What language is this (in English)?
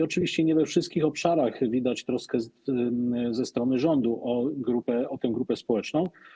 Polish